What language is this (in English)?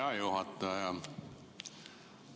Estonian